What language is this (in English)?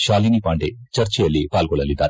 Kannada